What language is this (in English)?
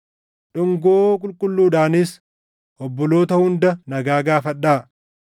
Oromo